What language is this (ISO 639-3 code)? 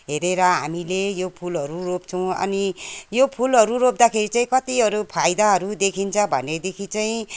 nep